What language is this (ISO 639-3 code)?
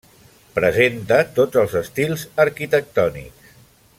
cat